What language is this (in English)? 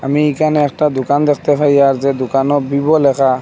Bangla